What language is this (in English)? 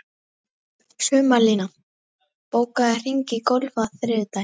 Icelandic